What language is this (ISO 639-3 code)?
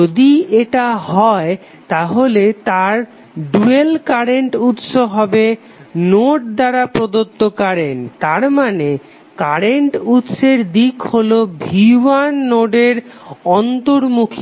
ben